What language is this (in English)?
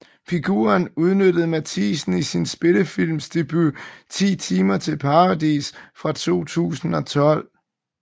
Danish